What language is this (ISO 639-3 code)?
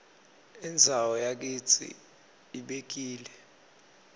ssw